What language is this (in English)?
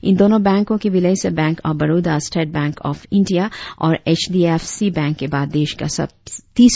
Hindi